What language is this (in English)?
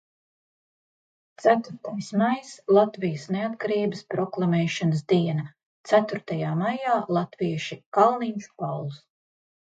Latvian